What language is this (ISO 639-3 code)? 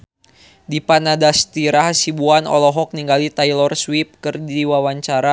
sun